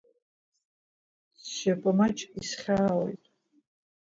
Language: Abkhazian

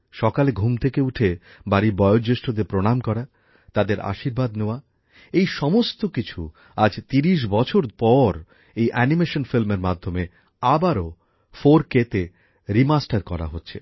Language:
Bangla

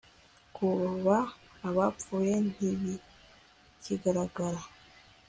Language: Kinyarwanda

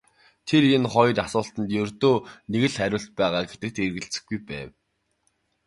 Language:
Mongolian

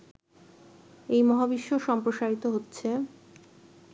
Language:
Bangla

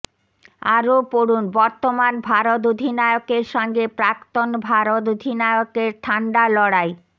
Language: Bangla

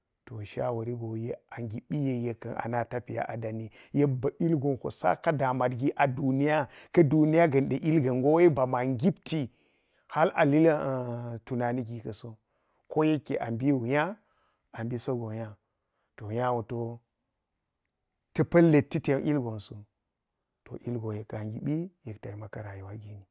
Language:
Geji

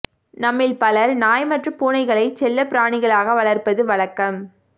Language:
Tamil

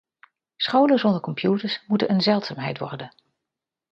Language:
Dutch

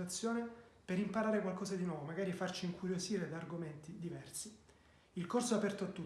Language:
Italian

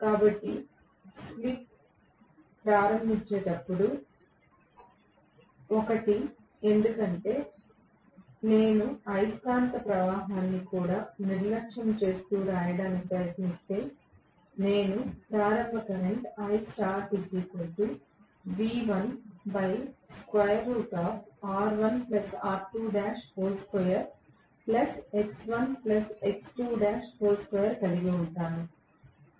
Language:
Telugu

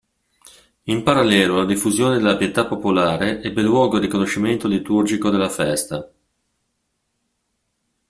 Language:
Italian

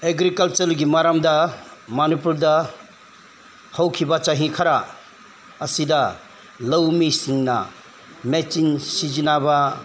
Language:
Manipuri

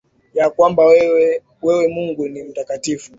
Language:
Swahili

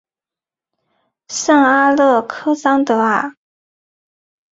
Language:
Chinese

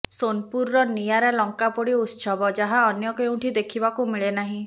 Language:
Odia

